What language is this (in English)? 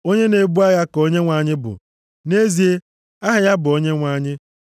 Igbo